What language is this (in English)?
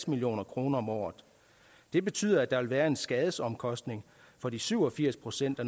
Danish